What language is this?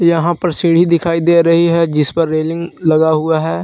Hindi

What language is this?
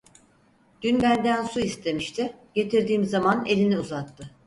Turkish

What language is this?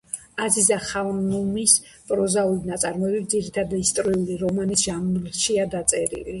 Georgian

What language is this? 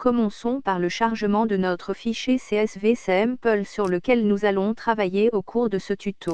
French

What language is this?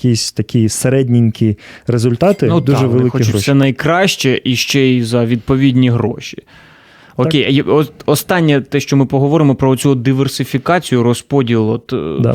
Ukrainian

